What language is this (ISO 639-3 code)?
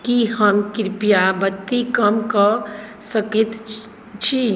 mai